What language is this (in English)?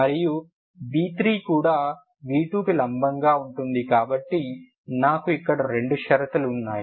Telugu